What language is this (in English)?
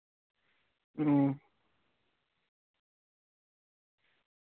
Santali